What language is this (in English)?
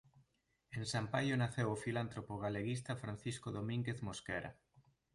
Galician